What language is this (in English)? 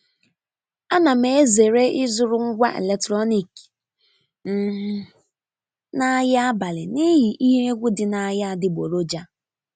Igbo